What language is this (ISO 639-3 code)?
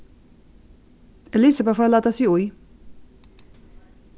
fao